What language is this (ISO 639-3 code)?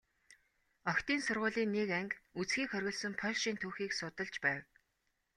mon